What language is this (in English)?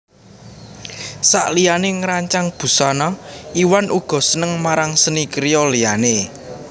Javanese